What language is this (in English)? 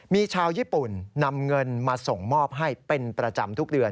Thai